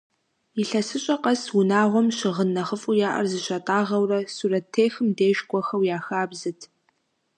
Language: Kabardian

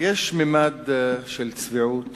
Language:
Hebrew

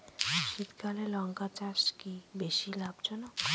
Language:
Bangla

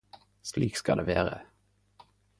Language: Norwegian Nynorsk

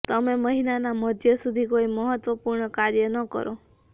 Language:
Gujarati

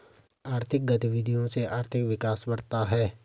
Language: Hindi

